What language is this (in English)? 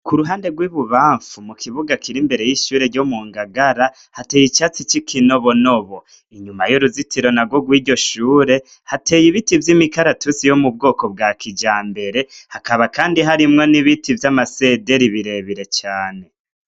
Rundi